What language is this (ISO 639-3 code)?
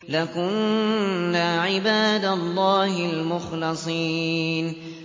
ara